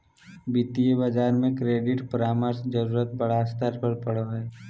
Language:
Magahi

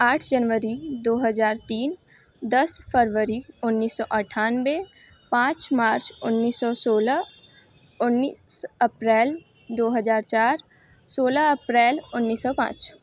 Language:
Hindi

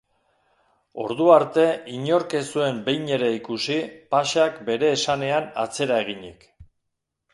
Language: Basque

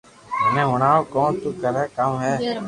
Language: Loarki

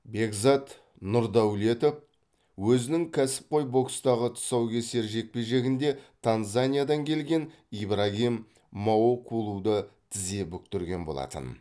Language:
Kazakh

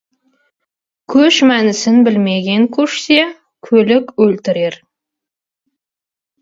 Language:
Kazakh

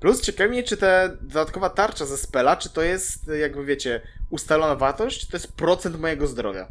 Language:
Polish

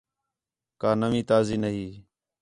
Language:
Khetrani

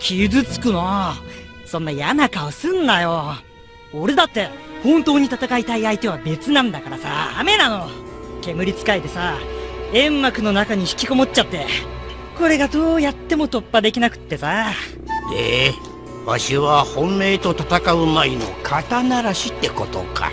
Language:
Japanese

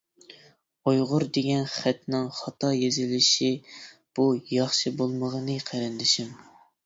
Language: Uyghur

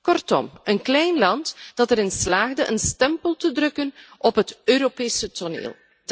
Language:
Dutch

